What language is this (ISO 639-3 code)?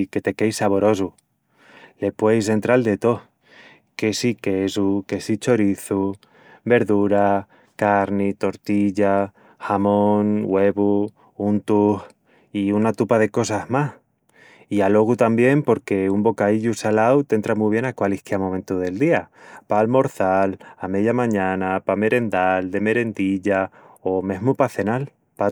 ext